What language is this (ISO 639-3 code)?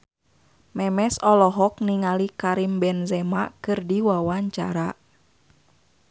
sun